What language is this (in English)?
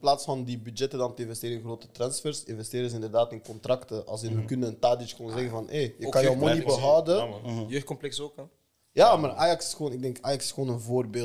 Dutch